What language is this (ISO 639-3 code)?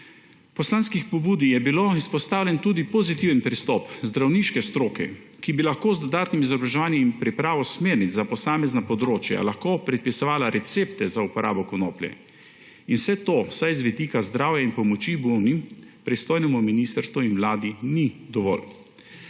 slv